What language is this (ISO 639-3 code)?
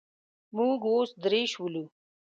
pus